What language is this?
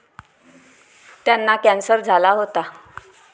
Marathi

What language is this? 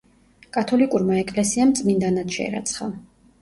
Georgian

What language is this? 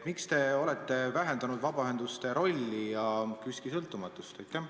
Estonian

